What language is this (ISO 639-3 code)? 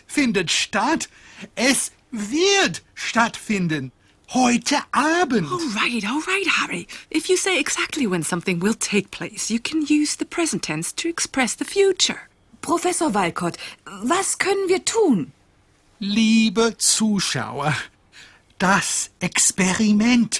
deu